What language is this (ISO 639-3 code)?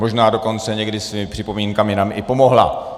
ces